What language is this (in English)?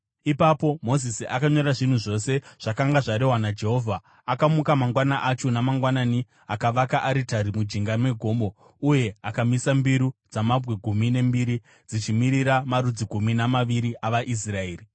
Shona